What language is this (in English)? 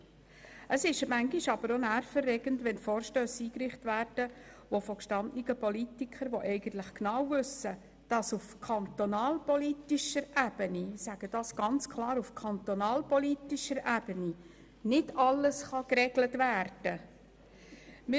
Swiss German